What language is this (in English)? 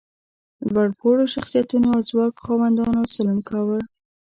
Pashto